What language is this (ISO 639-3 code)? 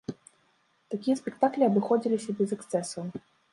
bel